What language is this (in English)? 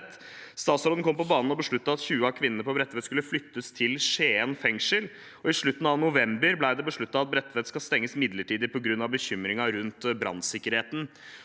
Norwegian